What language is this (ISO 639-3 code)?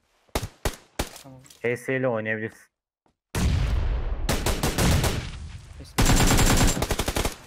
tur